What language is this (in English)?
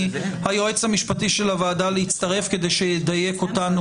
Hebrew